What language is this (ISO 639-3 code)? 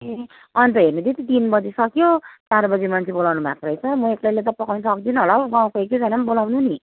nep